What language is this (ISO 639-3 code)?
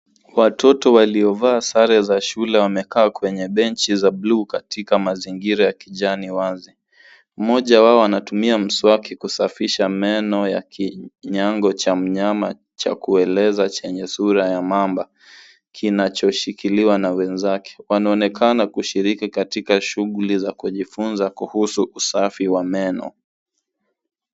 swa